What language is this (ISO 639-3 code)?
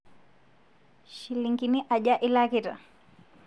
mas